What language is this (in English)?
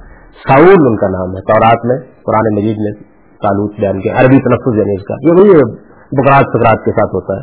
Urdu